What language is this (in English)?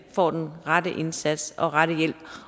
Danish